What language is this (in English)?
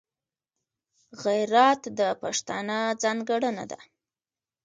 Pashto